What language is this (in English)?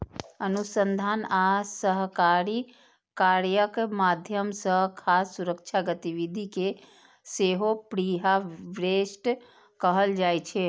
Maithili